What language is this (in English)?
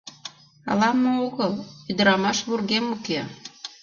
Mari